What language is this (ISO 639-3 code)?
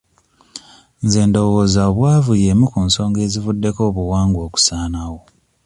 lug